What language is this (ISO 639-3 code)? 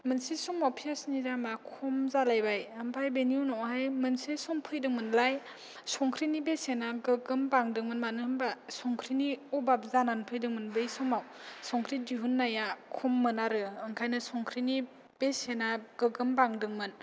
brx